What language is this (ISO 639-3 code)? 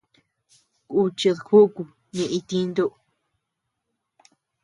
cux